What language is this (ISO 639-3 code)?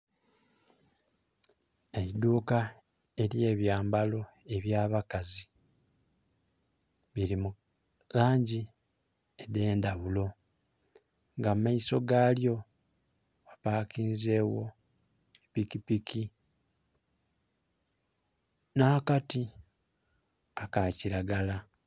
xog